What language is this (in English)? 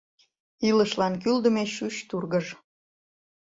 Mari